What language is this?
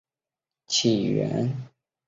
Chinese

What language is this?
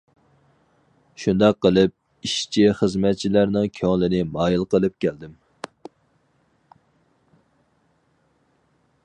Uyghur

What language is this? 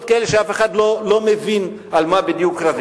Hebrew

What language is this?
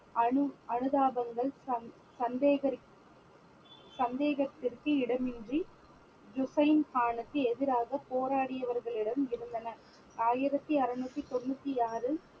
Tamil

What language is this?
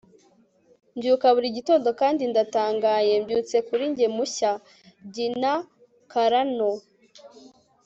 Kinyarwanda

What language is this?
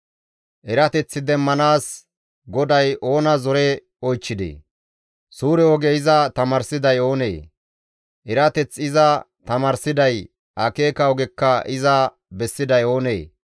Gamo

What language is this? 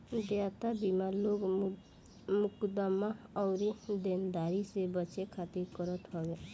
Bhojpuri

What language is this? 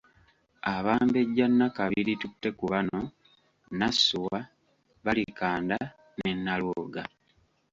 Ganda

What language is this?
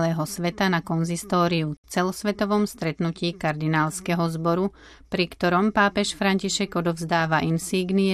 Slovak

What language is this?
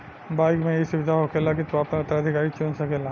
Bhojpuri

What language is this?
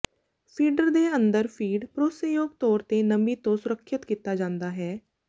Punjabi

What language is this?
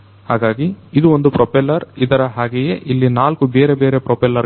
Kannada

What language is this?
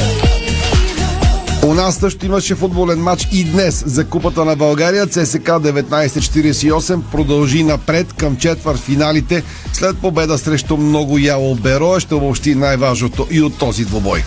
Bulgarian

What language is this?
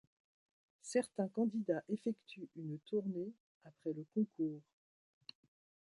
French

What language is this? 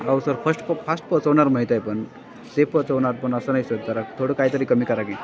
Marathi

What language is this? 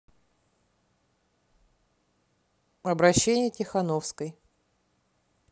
Russian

